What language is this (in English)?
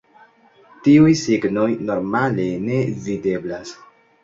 Esperanto